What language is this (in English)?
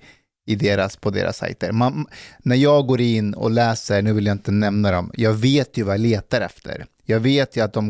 Swedish